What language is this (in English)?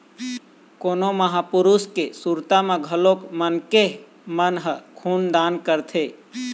Chhattisgarhi